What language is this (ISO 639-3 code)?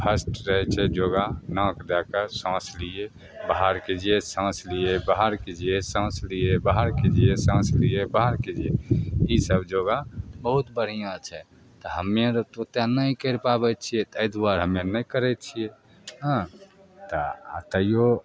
mai